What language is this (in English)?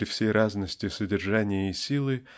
Russian